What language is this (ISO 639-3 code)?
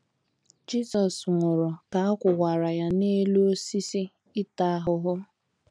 ibo